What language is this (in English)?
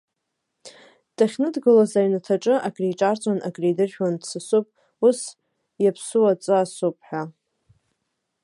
Abkhazian